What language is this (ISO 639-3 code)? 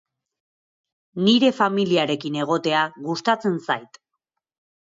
eus